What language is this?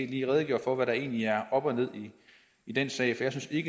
Danish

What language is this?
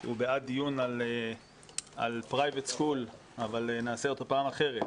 Hebrew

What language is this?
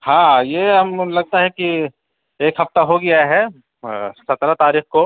Urdu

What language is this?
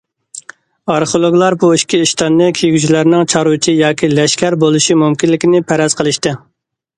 Uyghur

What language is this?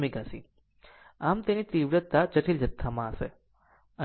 Gujarati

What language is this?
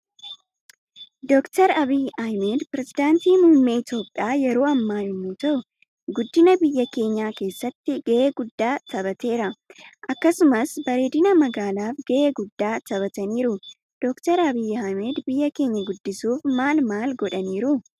Oromo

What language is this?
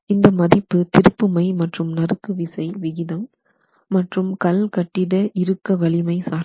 Tamil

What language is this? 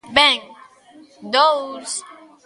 Galician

